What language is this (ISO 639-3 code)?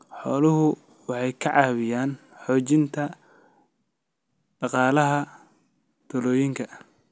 som